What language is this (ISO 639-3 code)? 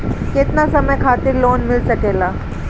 bho